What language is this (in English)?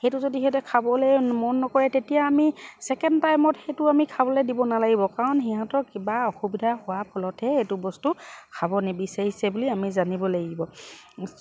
Assamese